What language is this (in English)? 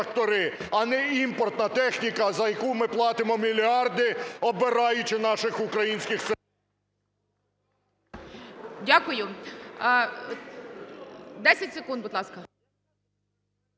Ukrainian